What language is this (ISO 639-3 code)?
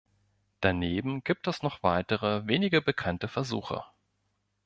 deu